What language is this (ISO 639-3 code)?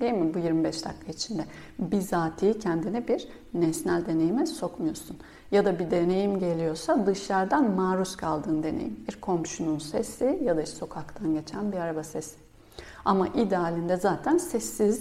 tur